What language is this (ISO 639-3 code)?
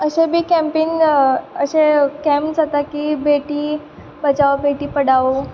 kok